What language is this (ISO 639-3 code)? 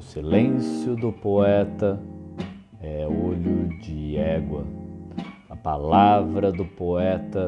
por